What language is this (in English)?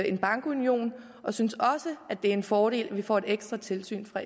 Danish